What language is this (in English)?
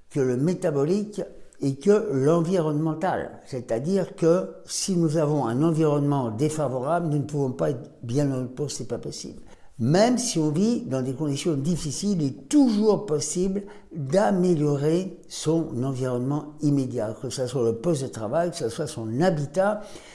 French